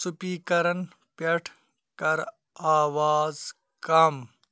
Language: Kashmiri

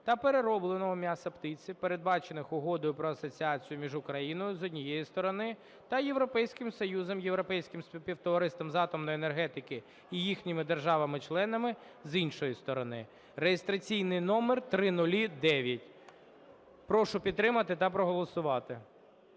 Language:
Ukrainian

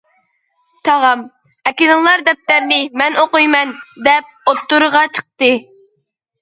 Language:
Uyghur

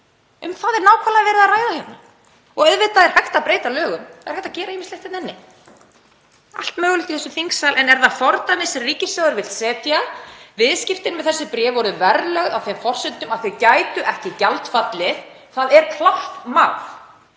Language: Icelandic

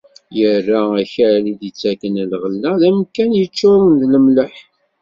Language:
Kabyle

